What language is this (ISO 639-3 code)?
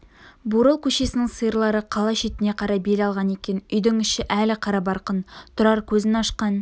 kaz